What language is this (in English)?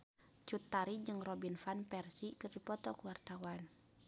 Sundanese